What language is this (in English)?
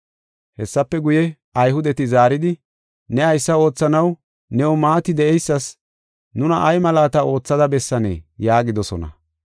Gofa